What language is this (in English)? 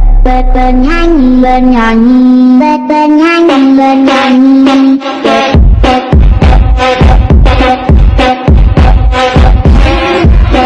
Indonesian